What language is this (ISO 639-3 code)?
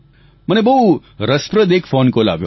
guj